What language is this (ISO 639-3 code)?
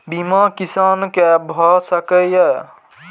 mai